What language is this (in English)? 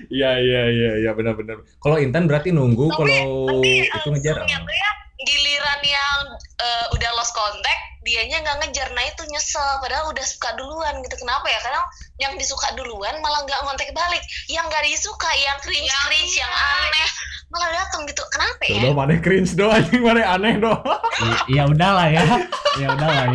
Indonesian